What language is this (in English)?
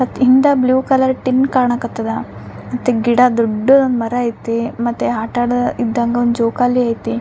Kannada